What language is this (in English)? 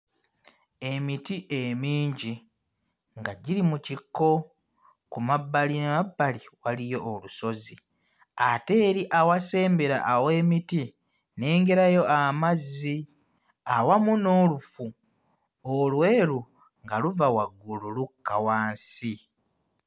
Ganda